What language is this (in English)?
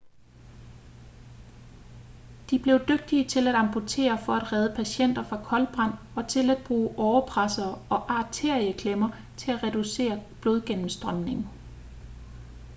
Danish